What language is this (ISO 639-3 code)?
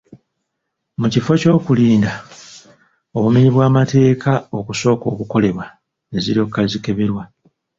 lug